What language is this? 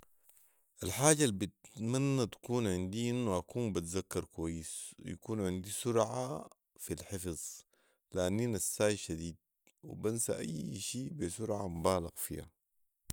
Sudanese Arabic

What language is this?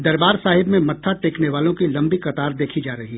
Hindi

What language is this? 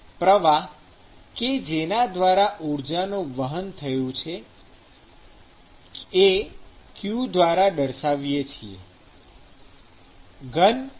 Gujarati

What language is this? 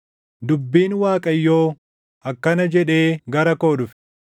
Oromo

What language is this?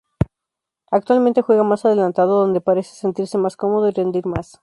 Spanish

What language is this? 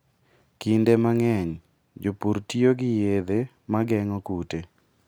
Luo (Kenya and Tanzania)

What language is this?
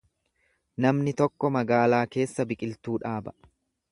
Oromo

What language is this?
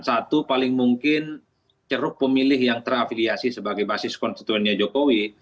Indonesian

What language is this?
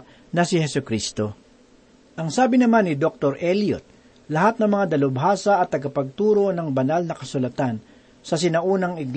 Filipino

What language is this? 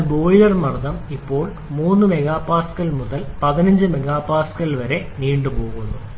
Malayalam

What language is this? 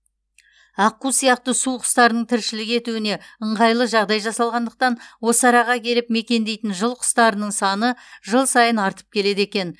Kazakh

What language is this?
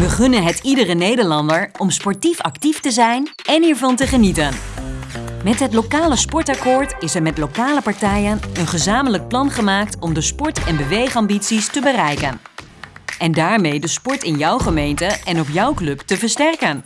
Dutch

